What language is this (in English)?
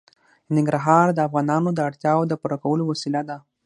Pashto